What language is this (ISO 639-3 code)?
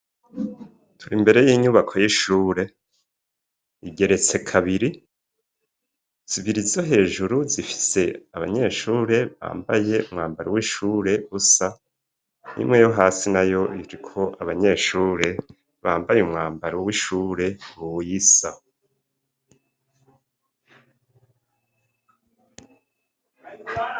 run